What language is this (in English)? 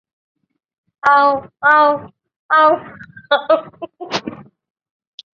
Bangla